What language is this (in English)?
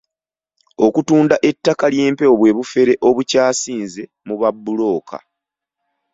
Ganda